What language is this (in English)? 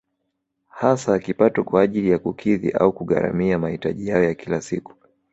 Swahili